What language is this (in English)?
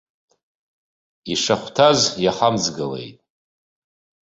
Abkhazian